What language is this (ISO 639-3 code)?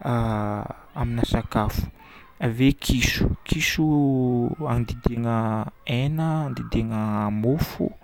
bmm